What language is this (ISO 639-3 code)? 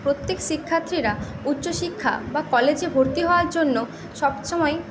ben